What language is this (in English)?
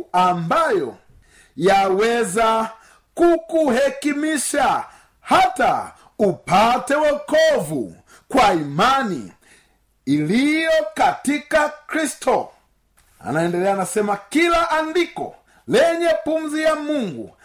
Swahili